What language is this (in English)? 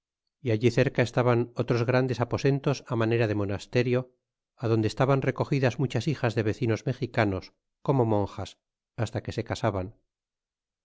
Spanish